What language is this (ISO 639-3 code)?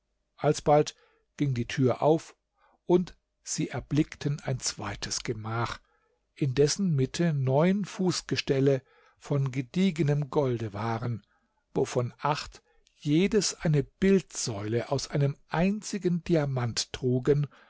deu